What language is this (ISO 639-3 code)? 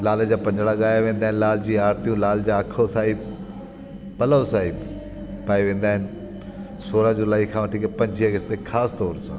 snd